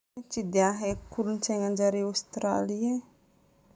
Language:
Northern Betsimisaraka Malagasy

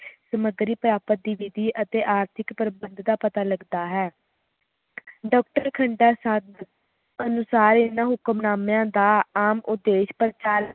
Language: Punjabi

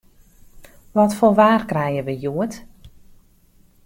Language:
Western Frisian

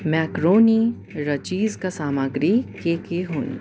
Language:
Nepali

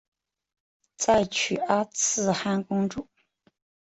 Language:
Chinese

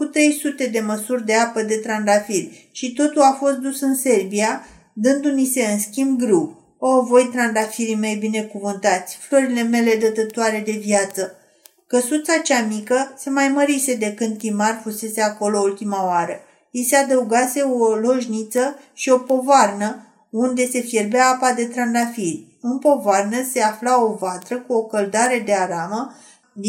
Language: Romanian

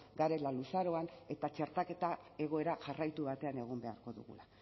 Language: Basque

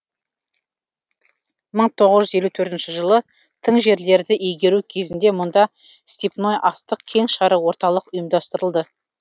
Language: Kazakh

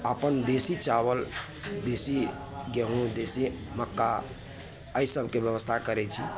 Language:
Maithili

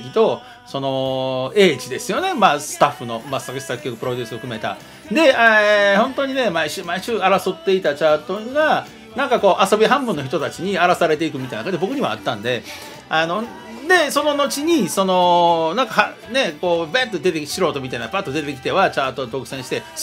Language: Japanese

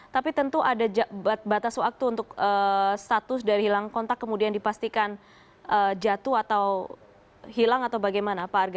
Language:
Indonesian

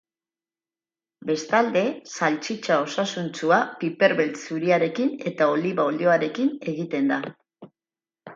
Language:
Basque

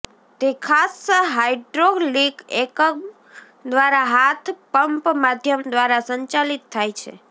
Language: Gujarati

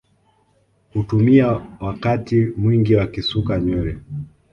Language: Swahili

